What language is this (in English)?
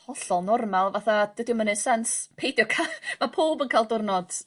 Welsh